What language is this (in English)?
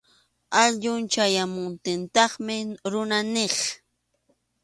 Arequipa-La Unión Quechua